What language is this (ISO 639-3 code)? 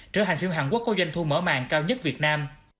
vie